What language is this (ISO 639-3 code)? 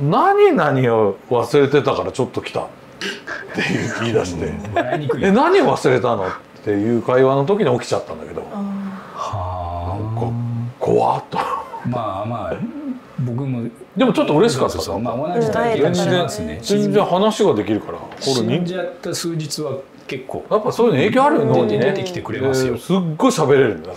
jpn